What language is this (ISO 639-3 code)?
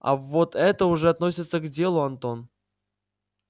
rus